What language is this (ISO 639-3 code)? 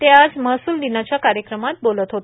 mar